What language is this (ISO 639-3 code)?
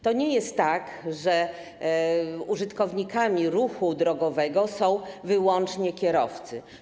pol